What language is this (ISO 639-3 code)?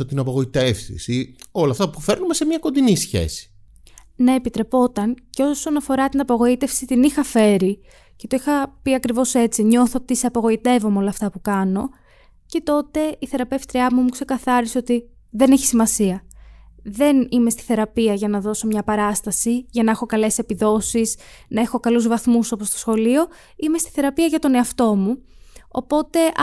ell